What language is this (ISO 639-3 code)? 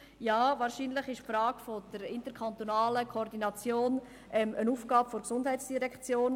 gsw